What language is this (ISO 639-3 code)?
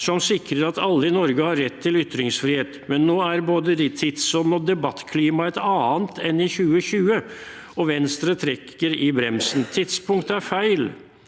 nor